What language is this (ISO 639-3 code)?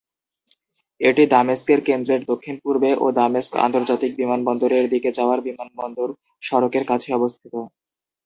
ben